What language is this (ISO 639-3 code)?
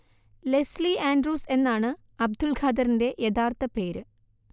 mal